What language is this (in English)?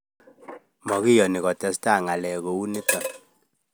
Kalenjin